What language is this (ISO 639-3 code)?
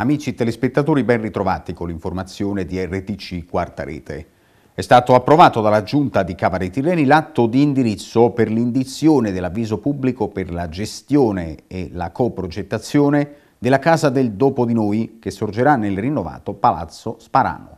ita